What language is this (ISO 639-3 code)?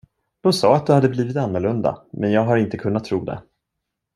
swe